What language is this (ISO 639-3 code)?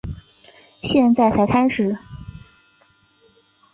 zho